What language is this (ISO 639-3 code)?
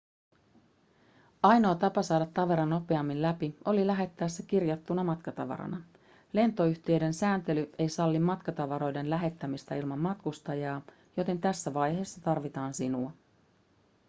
fin